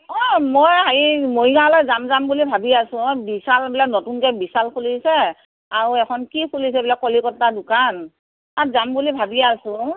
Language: Assamese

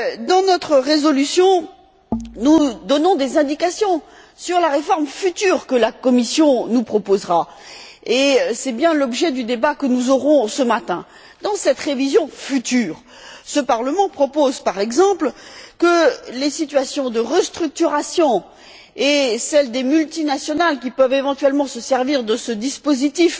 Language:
French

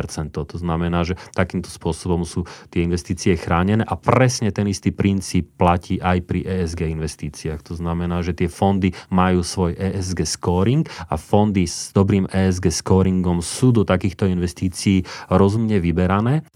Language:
Slovak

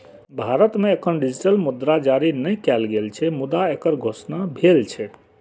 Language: Maithili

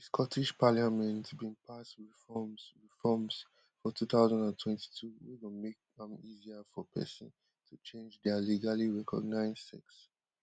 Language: Nigerian Pidgin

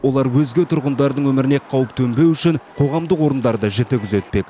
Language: Kazakh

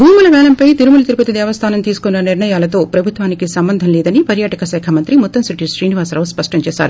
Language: Telugu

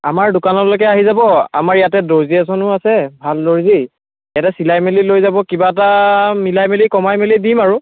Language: Assamese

